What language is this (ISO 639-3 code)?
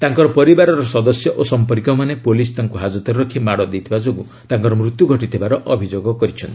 ori